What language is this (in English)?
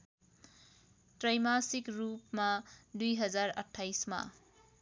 Nepali